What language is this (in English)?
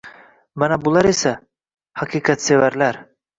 Uzbek